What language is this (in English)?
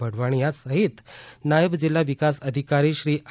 Gujarati